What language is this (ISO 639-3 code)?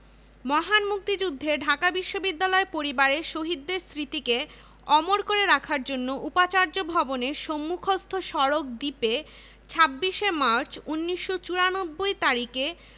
ben